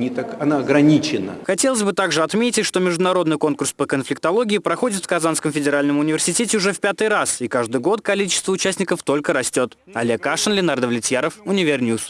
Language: Russian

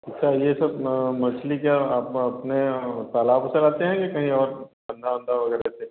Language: Hindi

